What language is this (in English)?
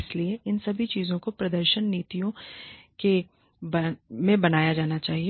Hindi